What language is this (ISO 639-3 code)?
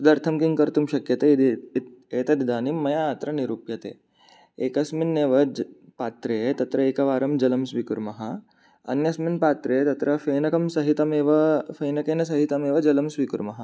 san